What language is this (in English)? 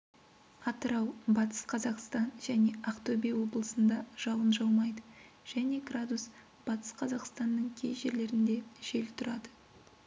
Kazakh